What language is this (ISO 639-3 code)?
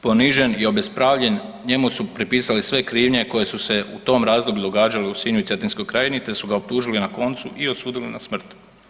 hrv